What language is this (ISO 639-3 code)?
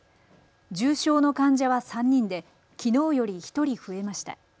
jpn